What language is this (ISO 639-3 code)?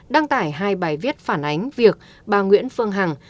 vie